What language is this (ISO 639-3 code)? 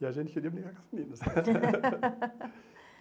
por